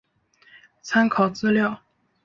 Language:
Chinese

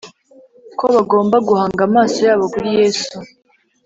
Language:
Kinyarwanda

